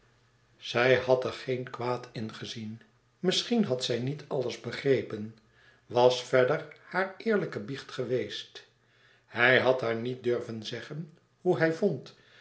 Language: Dutch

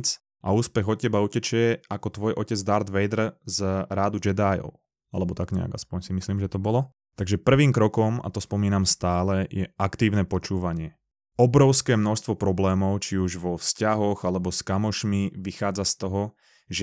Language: Slovak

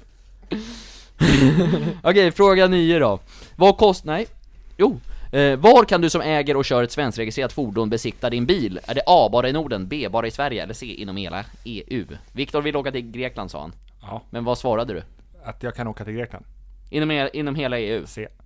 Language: Swedish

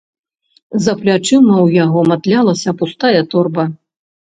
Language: Belarusian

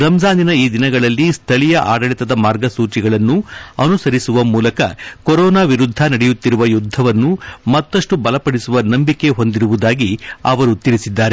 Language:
Kannada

